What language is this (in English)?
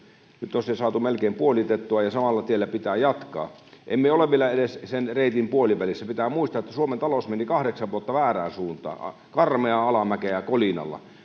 Finnish